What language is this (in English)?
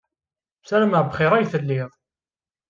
Kabyle